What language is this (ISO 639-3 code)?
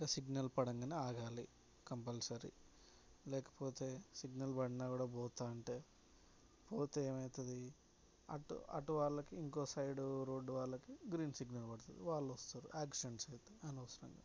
tel